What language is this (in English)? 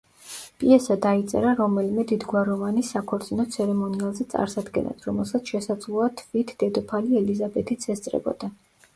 Georgian